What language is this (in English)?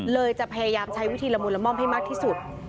Thai